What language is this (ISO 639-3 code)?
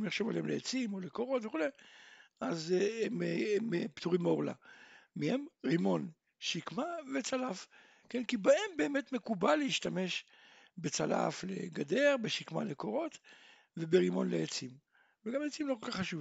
heb